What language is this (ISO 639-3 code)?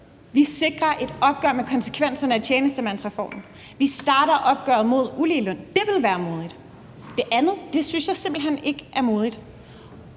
dan